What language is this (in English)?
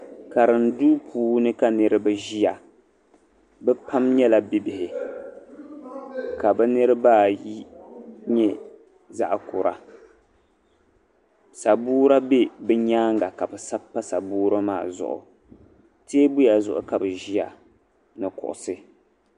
Dagbani